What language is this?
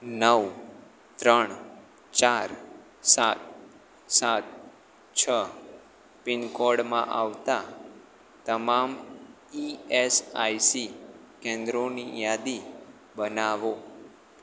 Gujarati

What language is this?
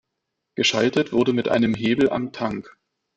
German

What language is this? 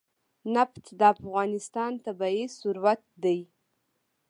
Pashto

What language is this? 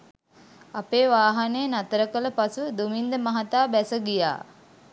Sinhala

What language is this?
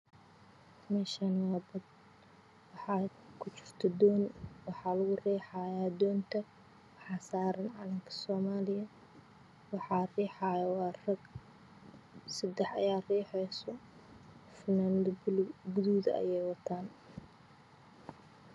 Somali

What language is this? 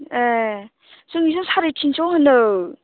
Bodo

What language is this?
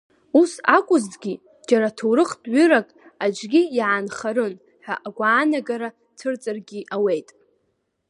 Abkhazian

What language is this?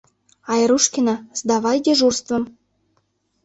Mari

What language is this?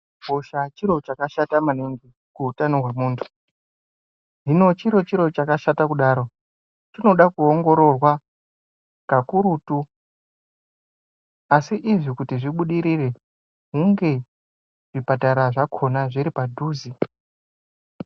Ndau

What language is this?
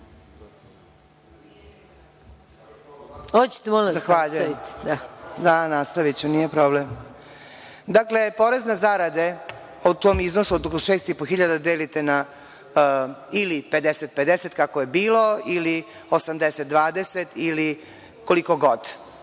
Serbian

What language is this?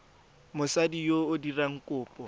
Tswana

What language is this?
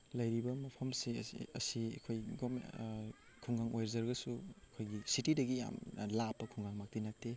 Manipuri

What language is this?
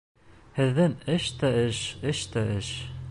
Bashkir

